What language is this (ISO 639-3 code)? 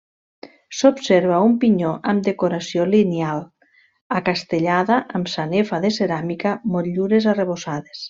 cat